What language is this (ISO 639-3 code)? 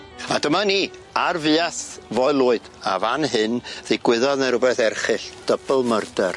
cym